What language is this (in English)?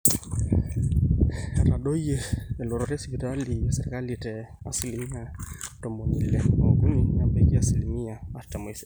Masai